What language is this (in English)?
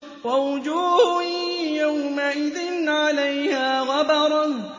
Arabic